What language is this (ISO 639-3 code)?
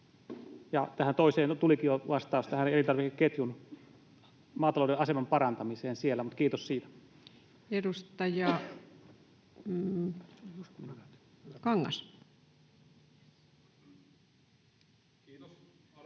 fin